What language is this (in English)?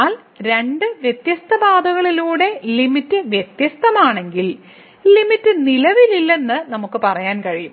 Malayalam